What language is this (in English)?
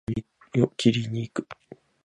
Japanese